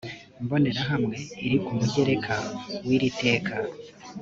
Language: Kinyarwanda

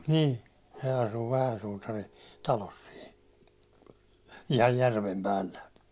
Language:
Finnish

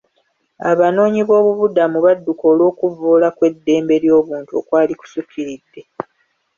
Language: Ganda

